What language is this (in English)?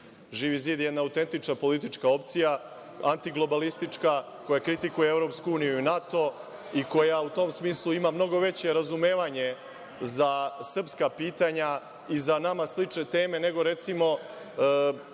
Serbian